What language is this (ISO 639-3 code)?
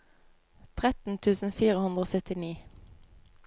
nor